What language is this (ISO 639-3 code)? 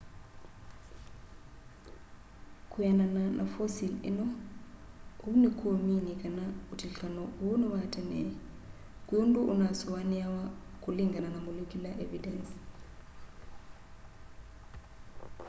kam